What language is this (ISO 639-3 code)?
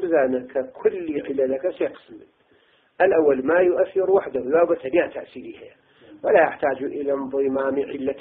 ara